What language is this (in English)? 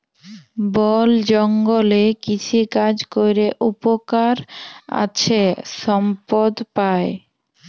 Bangla